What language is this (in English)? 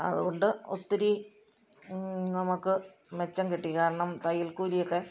Malayalam